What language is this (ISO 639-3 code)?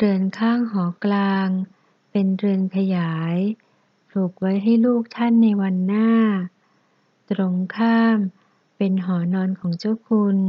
tha